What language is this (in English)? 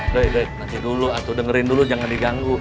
Indonesian